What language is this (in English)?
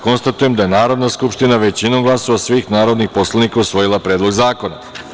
Serbian